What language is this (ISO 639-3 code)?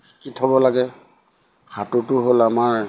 asm